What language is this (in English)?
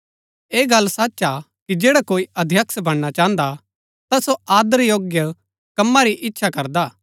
Gaddi